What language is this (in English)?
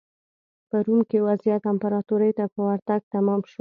Pashto